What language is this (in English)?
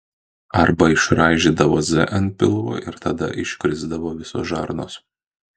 Lithuanian